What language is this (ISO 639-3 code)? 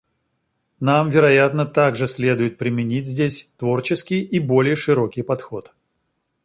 rus